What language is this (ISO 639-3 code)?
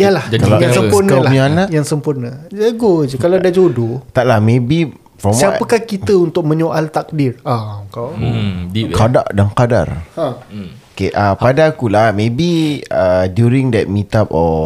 msa